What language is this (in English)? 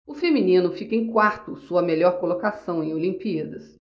Portuguese